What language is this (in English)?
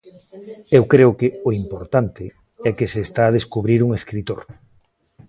Galician